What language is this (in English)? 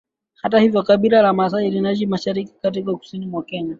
Swahili